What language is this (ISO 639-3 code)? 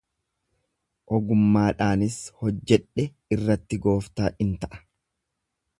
orm